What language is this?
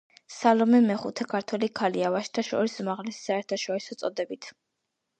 Georgian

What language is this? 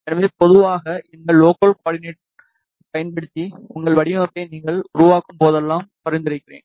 Tamil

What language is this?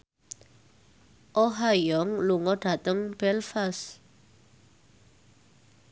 Javanese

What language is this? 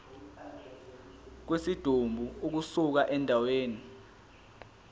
Zulu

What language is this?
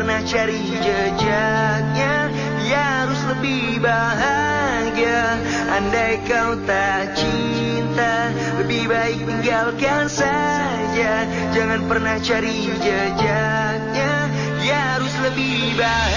Indonesian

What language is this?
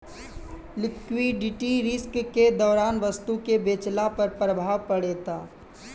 Bhojpuri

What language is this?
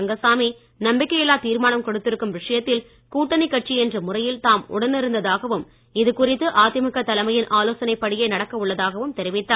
Tamil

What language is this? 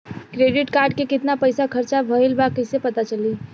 Bhojpuri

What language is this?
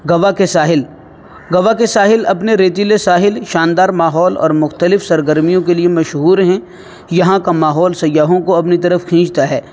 Urdu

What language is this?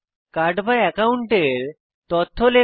Bangla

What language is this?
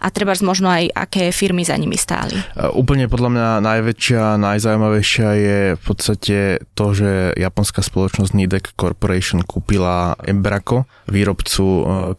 Slovak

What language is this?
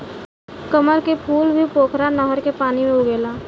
Bhojpuri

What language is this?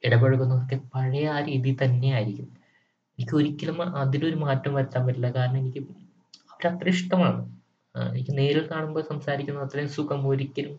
Malayalam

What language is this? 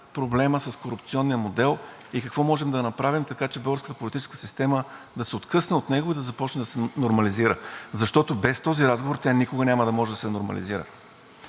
Bulgarian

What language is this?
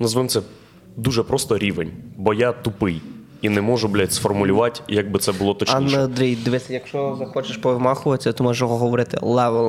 Ukrainian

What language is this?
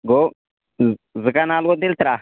Kashmiri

